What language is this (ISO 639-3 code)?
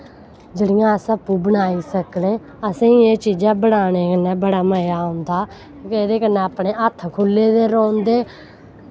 doi